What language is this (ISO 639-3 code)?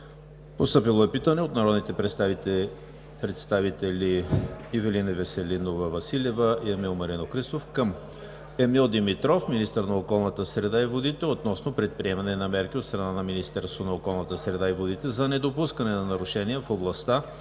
bul